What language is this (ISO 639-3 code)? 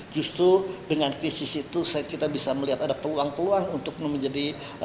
ind